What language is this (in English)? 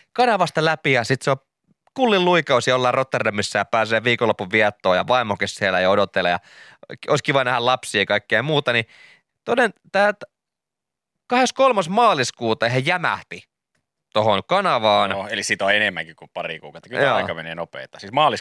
Finnish